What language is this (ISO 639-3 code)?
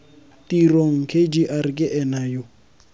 tsn